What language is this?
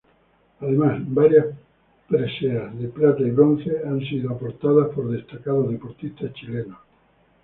Spanish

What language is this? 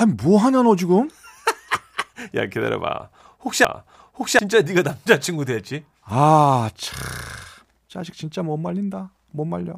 Korean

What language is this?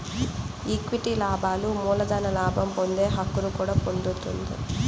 Telugu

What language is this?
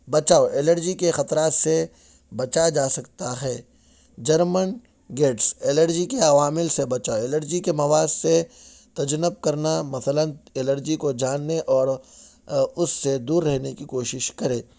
Urdu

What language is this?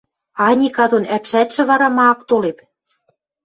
Western Mari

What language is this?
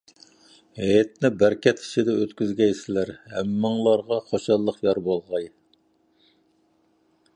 Uyghur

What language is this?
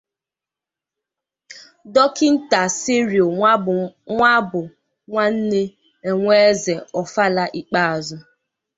Igbo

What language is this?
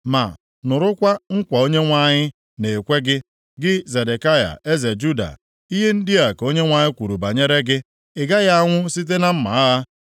Igbo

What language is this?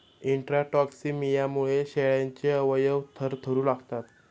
Marathi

